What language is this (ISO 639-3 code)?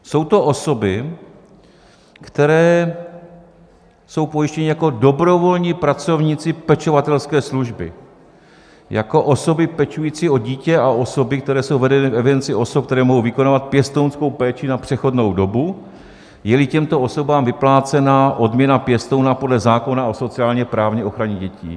ces